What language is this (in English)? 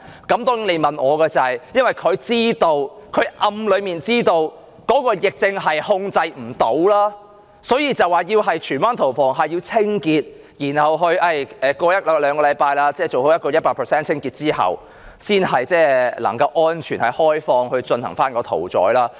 Cantonese